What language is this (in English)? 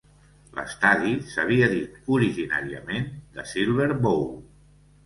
Catalan